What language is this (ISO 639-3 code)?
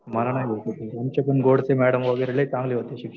mar